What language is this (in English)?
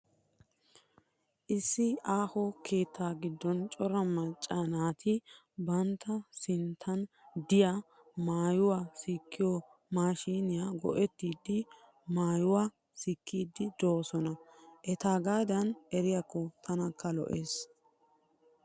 Wolaytta